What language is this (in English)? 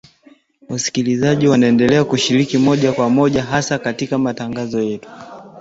Swahili